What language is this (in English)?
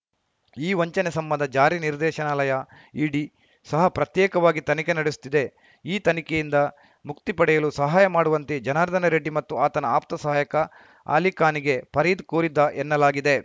Kannada